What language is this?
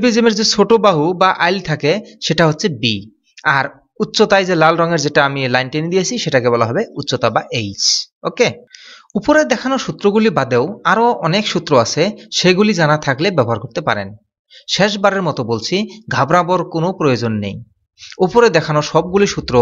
Dutch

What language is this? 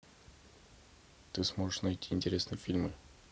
Russian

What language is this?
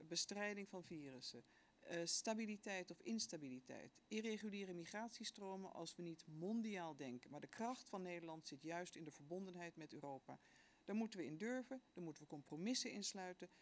Dutch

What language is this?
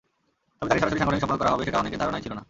Bangla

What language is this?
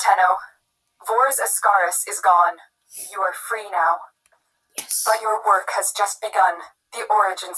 English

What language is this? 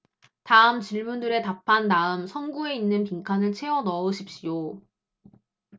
Korean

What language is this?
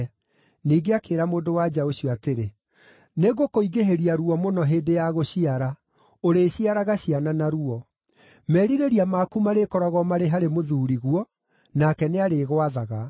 Kikuyu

